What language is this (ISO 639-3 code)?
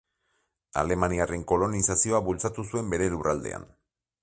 eus